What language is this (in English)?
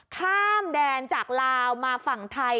Thai